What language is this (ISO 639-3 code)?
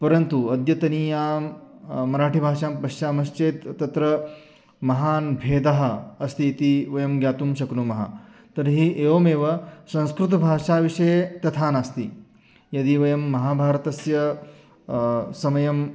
san